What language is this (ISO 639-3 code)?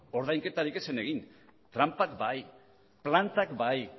eus